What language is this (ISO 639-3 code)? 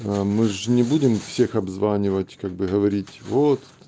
rus